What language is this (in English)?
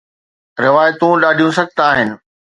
Sindhi